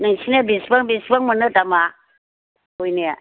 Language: Bodo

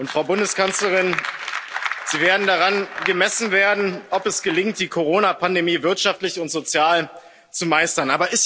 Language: German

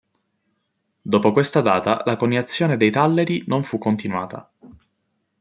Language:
Italian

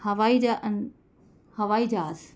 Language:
Sindhi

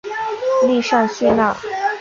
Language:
Chinese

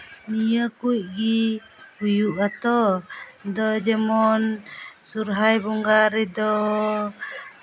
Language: Santali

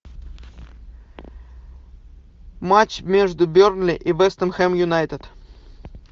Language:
Russian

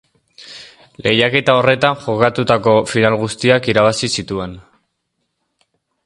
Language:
Basque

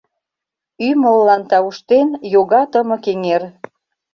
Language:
Mari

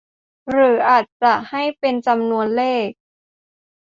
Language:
Thai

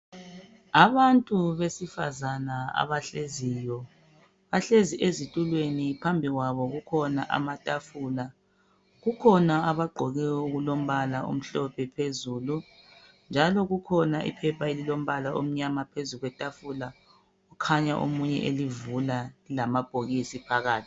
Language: North Ndebele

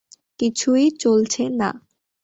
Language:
Bangla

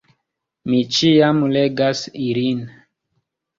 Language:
Esperanto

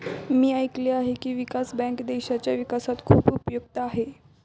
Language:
Marathi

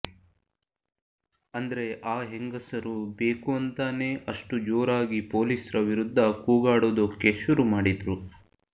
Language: Kannada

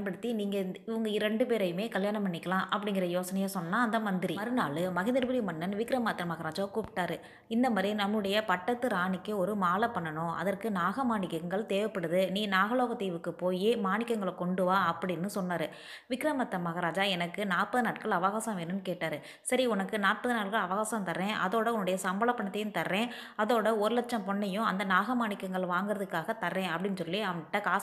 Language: Tamil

